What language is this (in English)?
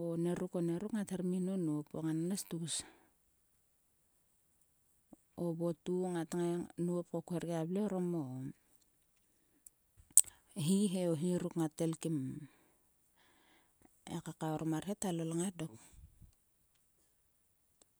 Sulka